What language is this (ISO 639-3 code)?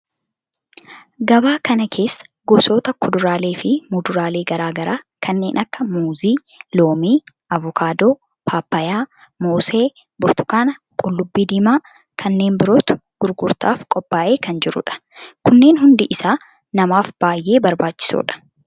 orm